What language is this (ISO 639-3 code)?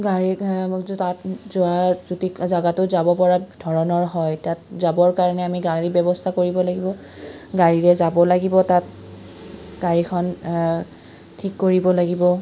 asm